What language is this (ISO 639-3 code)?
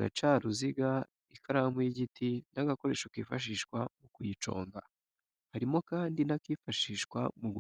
kin